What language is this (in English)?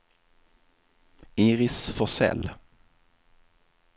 Swedish